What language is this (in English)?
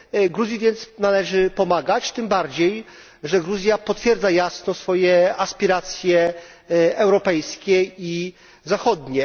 Polish